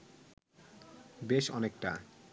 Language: Bangla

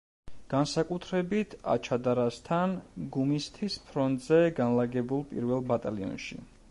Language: Georgian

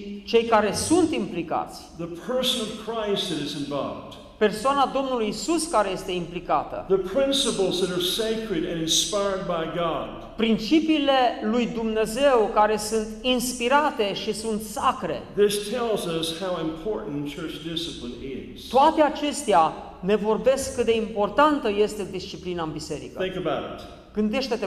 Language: Romanian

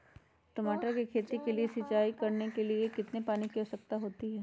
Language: Magahi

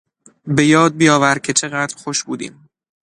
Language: Persian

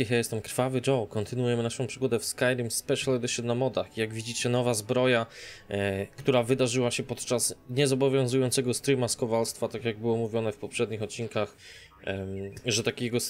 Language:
Polish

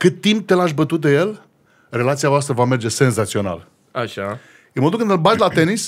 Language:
Romanian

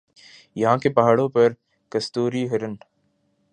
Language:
Urdu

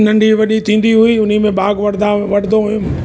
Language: Sindhi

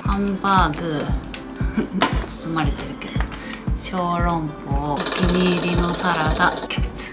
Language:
Japanese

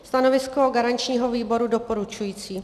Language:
Czech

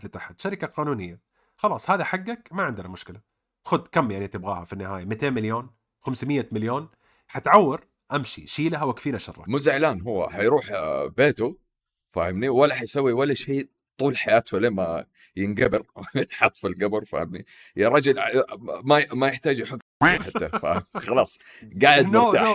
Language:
Arabic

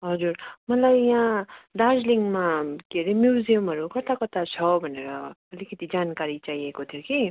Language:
Nepali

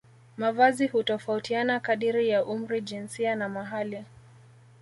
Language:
Swahili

